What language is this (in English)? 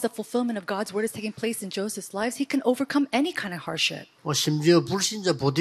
Korean